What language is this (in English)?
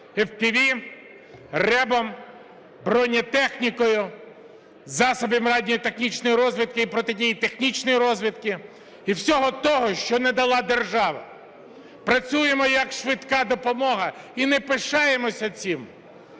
Ukrainian